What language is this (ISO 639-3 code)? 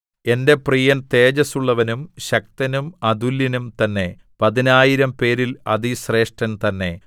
mal